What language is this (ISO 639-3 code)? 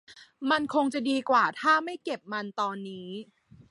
tha